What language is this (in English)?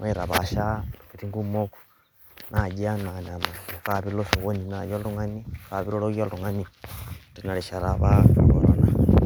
Masai